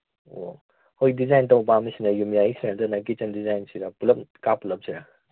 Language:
Manipuri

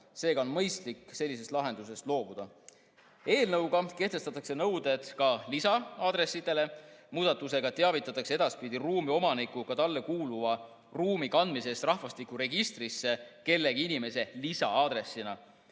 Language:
Estonian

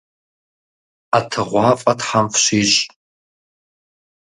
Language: Kabardian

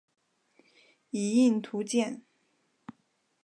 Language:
Chinese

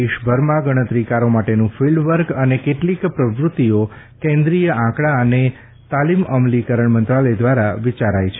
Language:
Gujarati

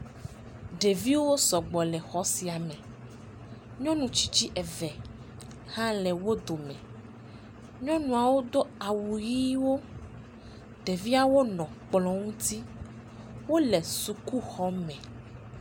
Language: Ewe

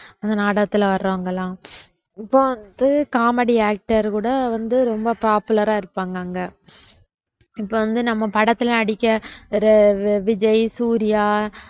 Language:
Tamil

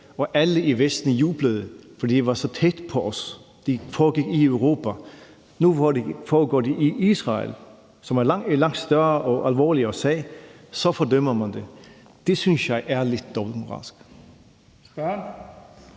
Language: Danish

